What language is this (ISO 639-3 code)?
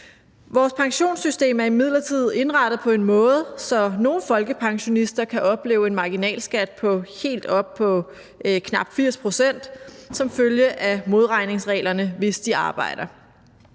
dan